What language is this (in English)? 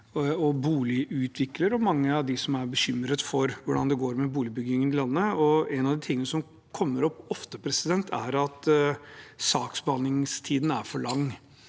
Norwegian